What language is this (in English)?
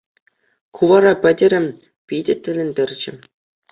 Chuvash